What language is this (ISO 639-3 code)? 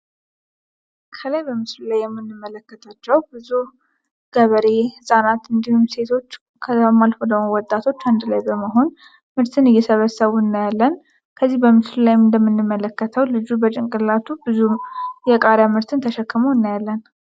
amh